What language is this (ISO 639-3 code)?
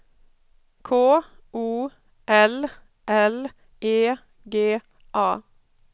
swe